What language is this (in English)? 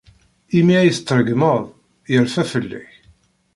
Kabyle